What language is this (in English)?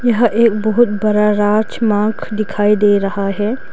Hindi